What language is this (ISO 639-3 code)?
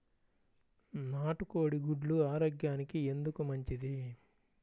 tel